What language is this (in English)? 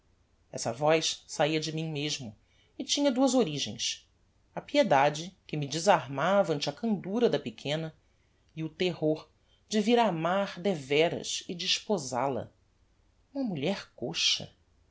Portuguese